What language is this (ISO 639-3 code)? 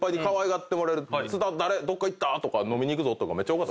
jpn